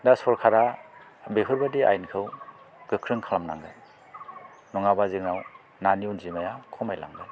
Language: Bodo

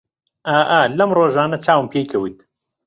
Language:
Central Kurdish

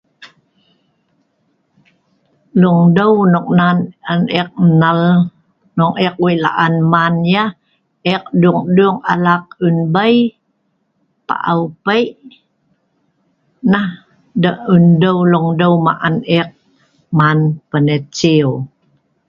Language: Sa'ban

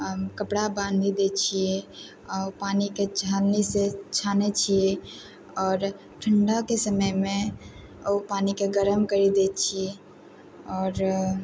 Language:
Maithili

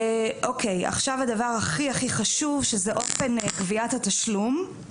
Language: Hebrew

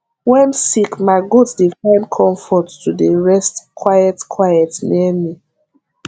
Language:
Nigerian Pidgin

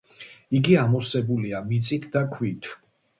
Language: Georgian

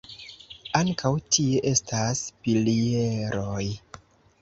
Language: Esperanto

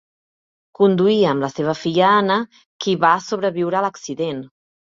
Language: Catalan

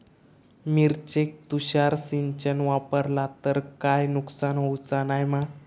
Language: Marathi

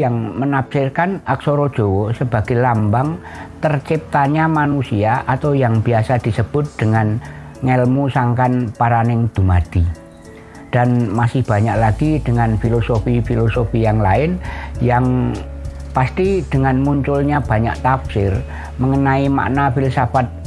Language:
Indonesian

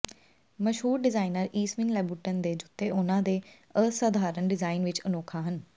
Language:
Punjabi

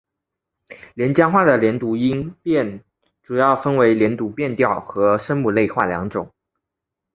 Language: Chinese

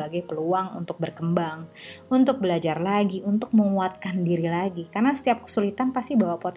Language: Indonesian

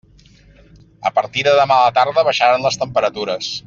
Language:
Catalan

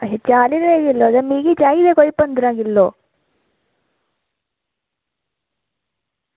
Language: Dogri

